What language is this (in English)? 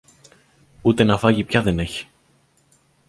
Greek